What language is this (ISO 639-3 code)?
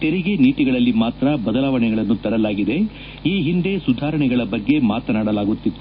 kan